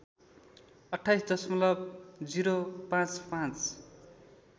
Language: Nepali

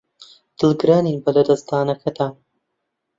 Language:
Central Kurdish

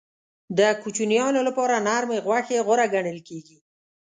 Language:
Pashto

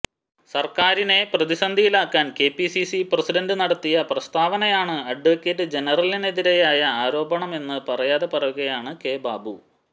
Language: Malayalam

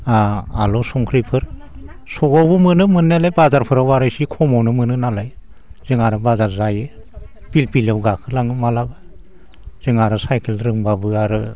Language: Bodo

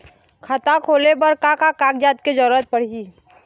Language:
Chhattisgarhi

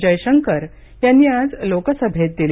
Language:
Marathi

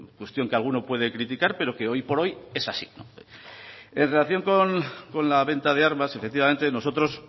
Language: Spanish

